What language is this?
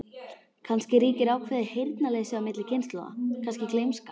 Icelandic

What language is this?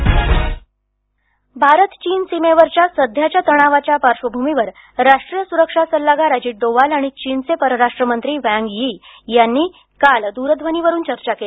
Marathi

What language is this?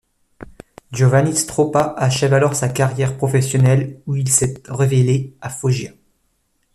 French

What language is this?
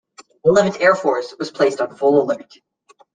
English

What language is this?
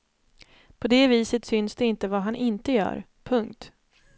Swedish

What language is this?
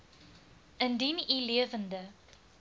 Afrikaans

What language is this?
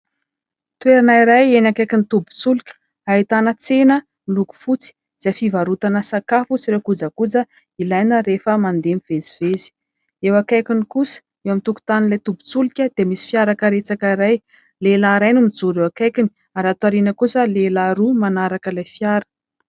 Malagasy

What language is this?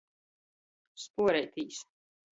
Latgalian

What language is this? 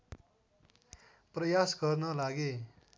Nepali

